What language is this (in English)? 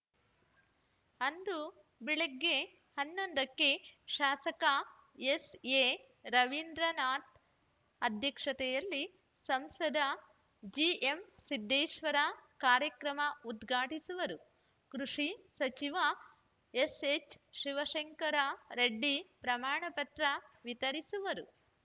Kannada